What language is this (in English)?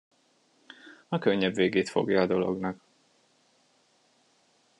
Hungarian